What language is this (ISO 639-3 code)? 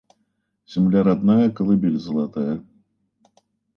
rus